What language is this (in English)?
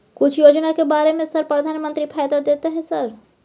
Maithili